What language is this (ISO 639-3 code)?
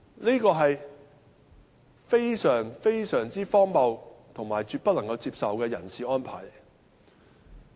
yue